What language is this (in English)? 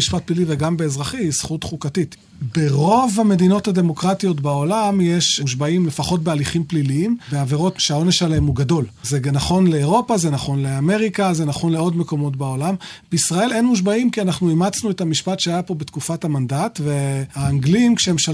Hebrew